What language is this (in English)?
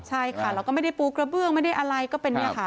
Thai